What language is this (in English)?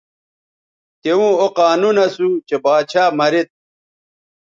Bateri